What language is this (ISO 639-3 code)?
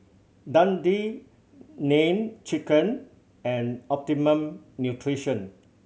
eng